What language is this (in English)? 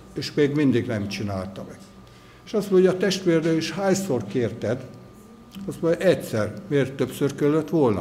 Hungarian